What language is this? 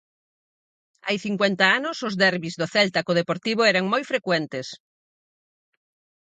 Galician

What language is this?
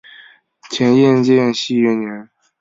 Chinese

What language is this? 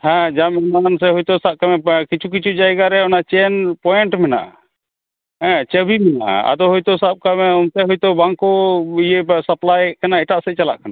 Santali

